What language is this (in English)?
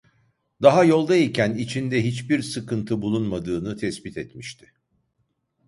Turkish